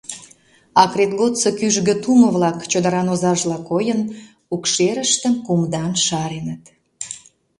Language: Mari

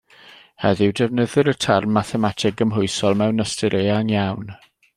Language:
Welsh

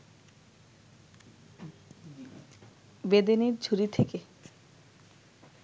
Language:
Bangla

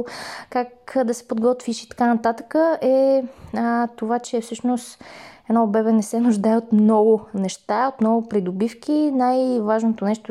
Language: Bulgarian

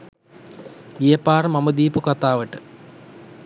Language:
Sinhala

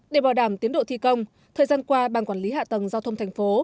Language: Vietnamese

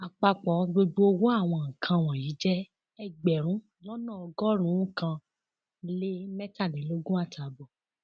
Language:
Yoruba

